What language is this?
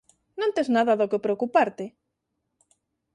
Galician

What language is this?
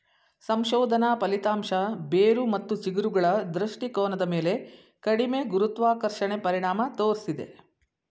Kannada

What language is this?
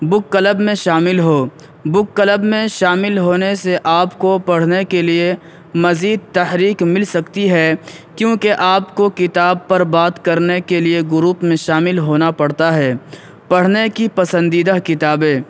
Urdu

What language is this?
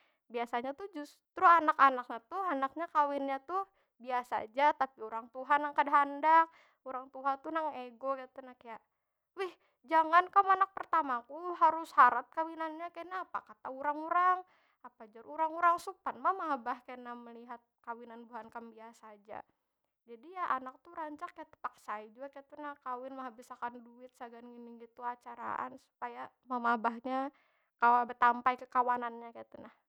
Banjar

